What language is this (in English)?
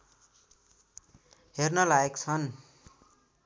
Nepali